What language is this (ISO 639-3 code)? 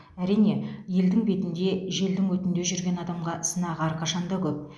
kaz